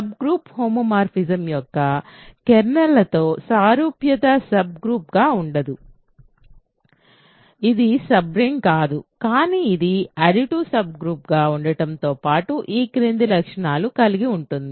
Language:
Telugu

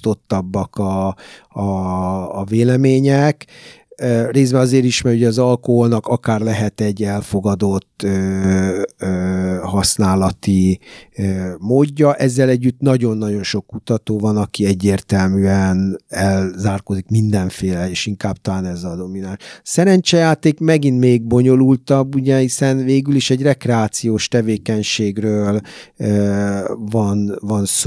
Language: Hungarian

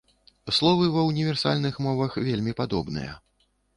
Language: Belarusian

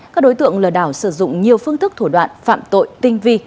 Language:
Vietnamese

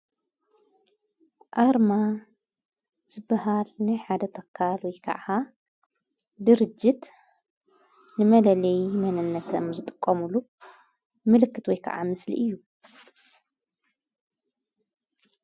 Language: Tigrinya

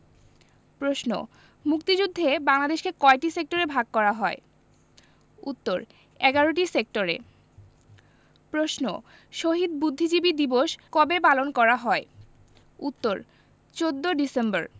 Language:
Bangla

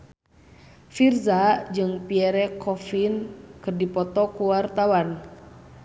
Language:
Sundanese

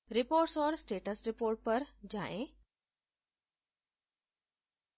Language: Hindi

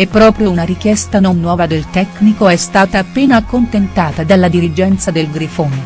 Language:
Italian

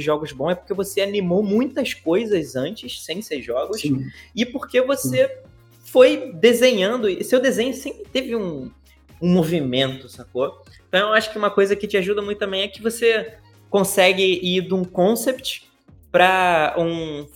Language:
Portuguese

